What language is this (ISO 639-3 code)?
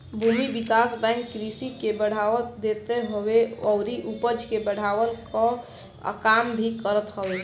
bho